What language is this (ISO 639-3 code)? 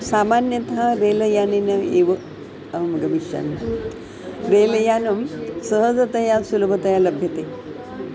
san